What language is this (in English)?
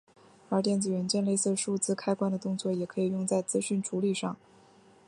Chinese